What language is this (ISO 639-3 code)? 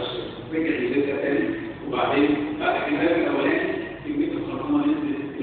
ara